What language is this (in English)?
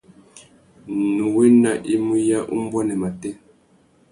Tuki